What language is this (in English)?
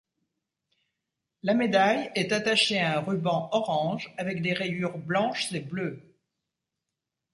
French